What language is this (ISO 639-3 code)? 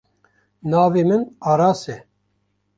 kur